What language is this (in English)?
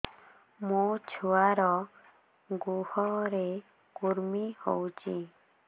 Odia